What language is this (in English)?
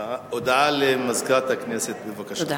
Hebrew